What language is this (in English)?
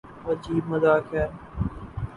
Urdu